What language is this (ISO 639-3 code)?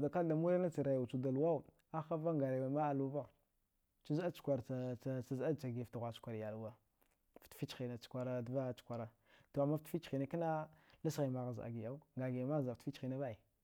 dgh